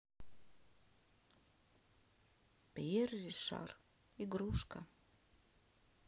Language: Russian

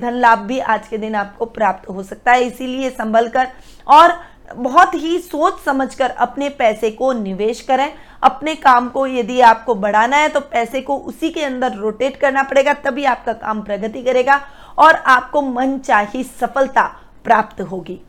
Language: Hindi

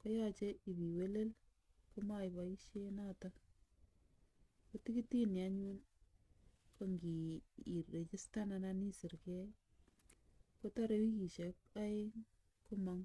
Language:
Kalenjin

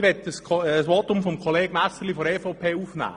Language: Swiss German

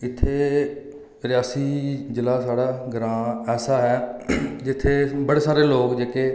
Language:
Dogri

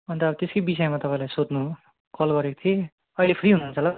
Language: Nepali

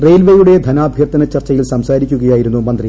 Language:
Malayalam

